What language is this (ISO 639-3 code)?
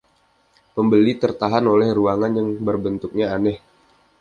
ind